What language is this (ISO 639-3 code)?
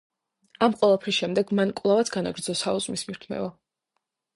kat